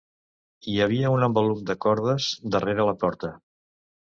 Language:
Catalan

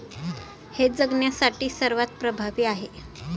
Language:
Marathi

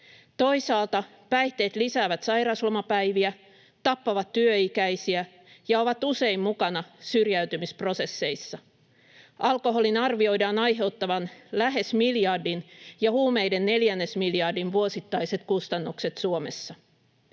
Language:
Finnish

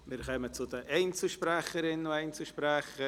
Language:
Swiss German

